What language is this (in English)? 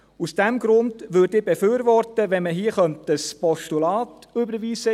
Swiss German